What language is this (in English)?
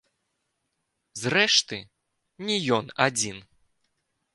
Belarusian